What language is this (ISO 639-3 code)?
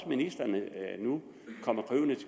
dan